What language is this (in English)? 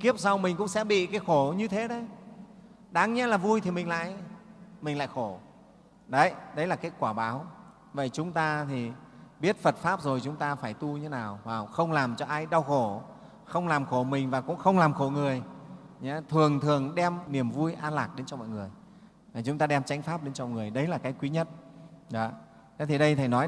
Vietnamese